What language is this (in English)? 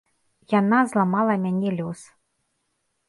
Belarusian